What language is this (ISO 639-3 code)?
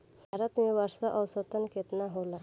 bho